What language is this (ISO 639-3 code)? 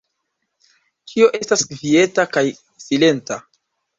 epo